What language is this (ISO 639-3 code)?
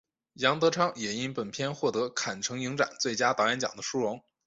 zho